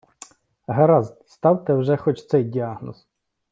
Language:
Ukrainian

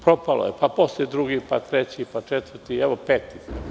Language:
Serbian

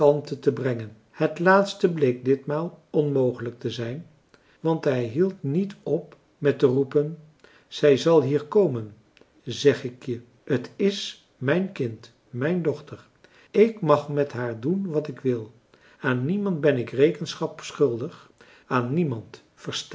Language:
Dutch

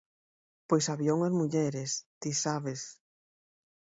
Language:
Galician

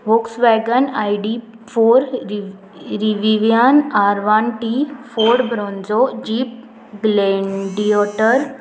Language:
Konkani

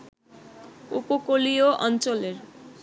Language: Bangla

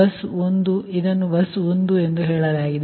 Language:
Kannada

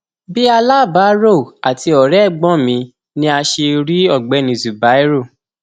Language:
Yoruba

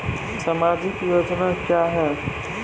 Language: Maithili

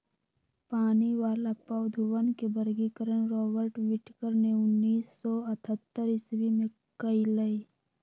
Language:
Magahi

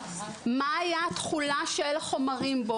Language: Hebrew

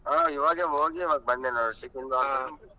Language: Kannada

